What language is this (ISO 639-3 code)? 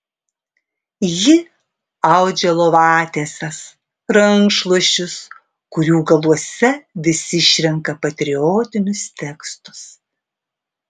lit